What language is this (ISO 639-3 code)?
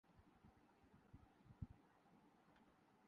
urd